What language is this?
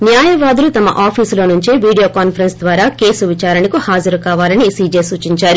Telugu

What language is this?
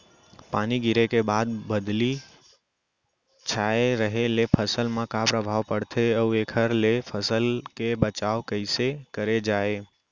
Chhattisgarhi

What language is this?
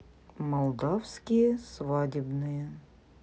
Russian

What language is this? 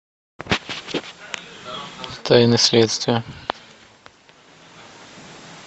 Russian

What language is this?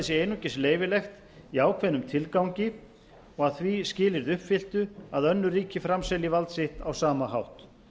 Icelandic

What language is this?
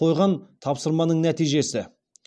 Kazakh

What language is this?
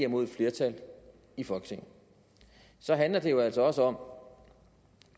Danish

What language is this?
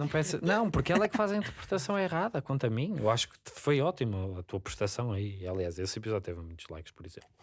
Portuguese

